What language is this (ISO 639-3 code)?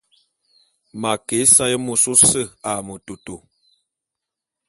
bum